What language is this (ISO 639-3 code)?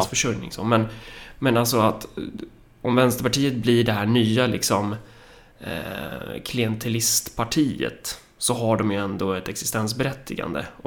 swe